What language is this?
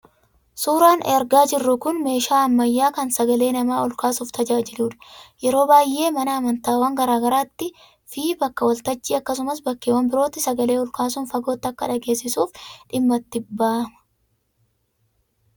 Oromo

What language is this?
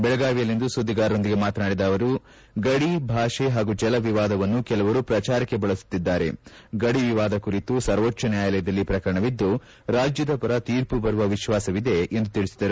Kannada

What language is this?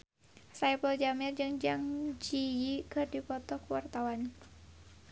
Sundanese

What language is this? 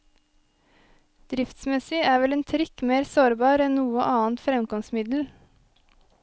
Norwegian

